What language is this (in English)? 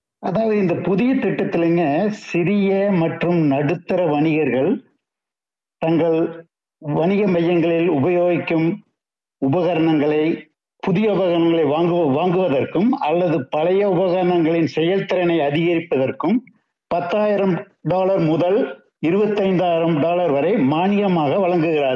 Tamil